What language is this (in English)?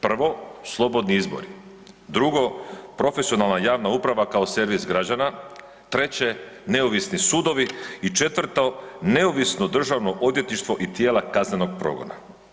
Croatian